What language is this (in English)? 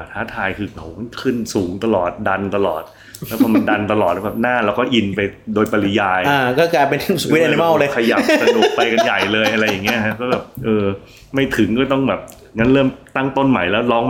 Thai